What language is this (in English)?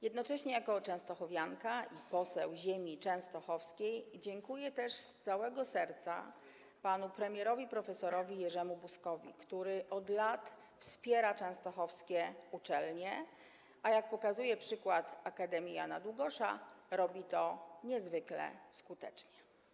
Polish